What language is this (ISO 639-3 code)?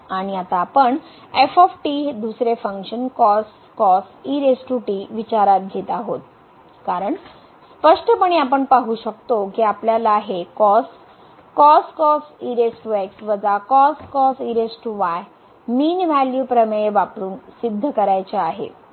mar